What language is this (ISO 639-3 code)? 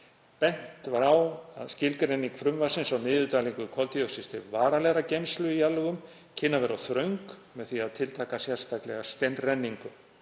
isl